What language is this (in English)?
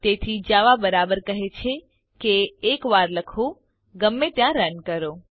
Gujarati